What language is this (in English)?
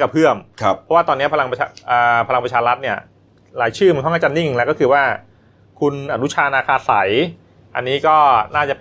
Thai